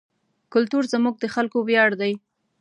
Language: Pashto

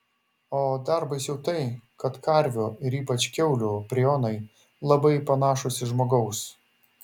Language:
Lithuanian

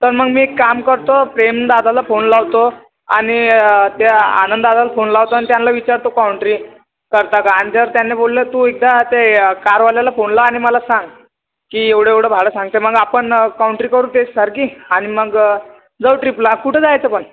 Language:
Marathi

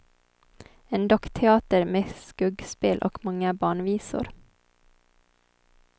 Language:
Swedish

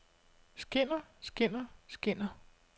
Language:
Danish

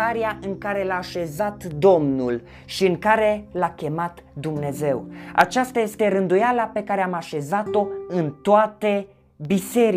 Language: Romanian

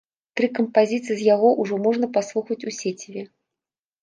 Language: Belarusian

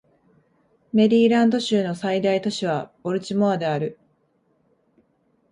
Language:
Japanese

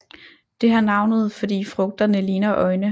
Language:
Danish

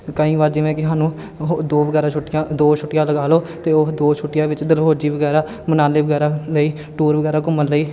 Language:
Punjabi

